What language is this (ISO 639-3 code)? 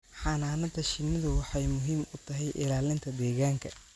som